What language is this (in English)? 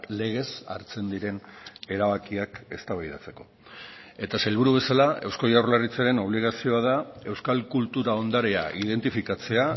Basque